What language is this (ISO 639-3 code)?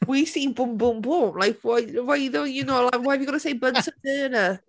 cym